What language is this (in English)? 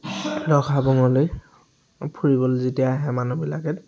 Assamese